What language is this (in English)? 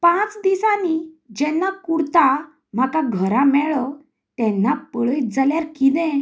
Konkani